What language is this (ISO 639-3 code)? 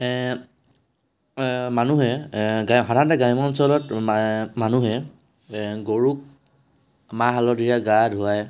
asm